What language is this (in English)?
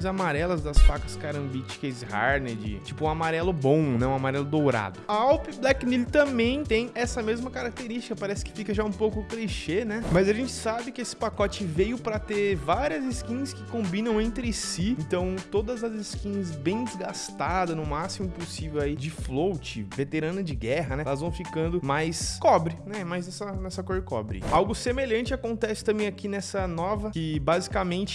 Portuguese